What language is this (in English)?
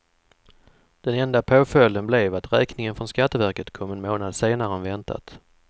Swedish